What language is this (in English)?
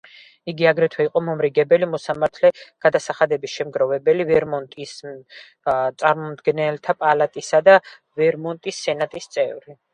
Georgian